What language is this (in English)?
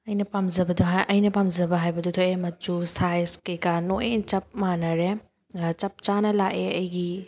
Manipuri